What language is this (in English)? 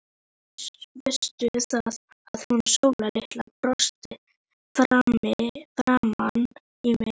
Icelandic